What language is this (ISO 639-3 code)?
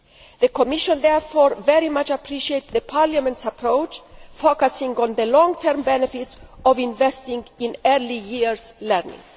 eng